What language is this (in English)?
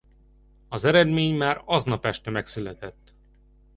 Hungarian